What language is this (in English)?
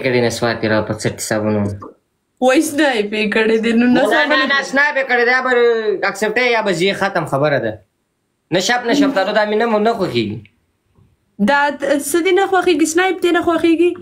Arabic